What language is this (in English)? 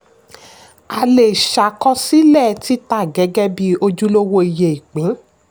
Yoruba